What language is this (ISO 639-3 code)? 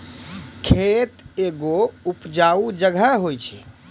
mai